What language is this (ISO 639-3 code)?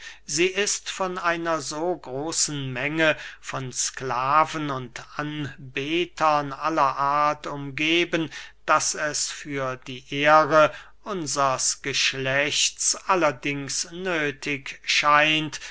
deu